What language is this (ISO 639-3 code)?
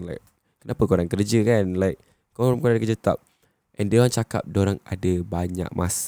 msa